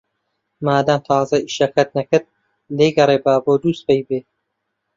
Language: Central Kurdish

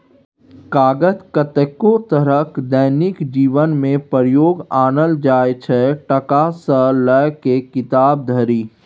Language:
Maithili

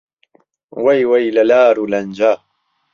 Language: Central Kurdish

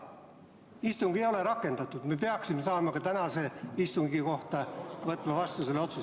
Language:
Estonian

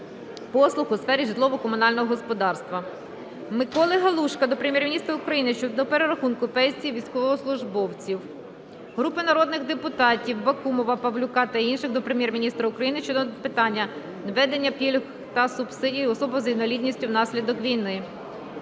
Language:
Ukrainian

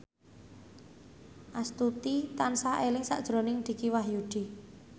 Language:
Javanese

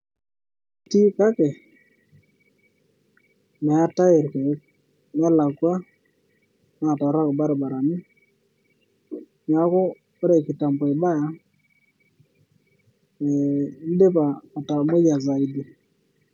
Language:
Masai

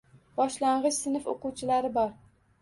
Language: Uzbek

